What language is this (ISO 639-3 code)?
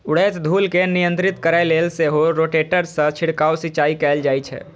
mai